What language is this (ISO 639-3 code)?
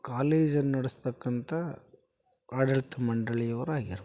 kan